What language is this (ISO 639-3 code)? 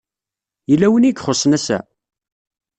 kab